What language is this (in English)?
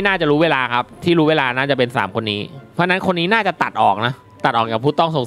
Thai